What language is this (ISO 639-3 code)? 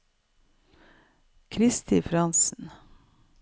nor